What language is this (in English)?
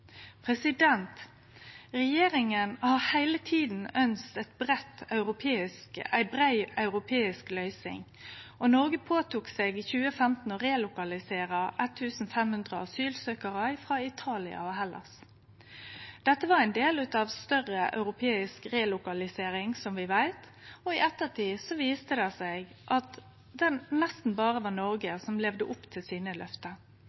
Norwegian Nynorsk